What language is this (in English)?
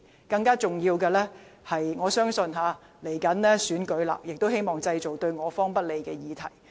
Cantonese